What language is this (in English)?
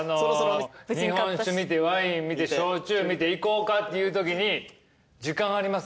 Japanese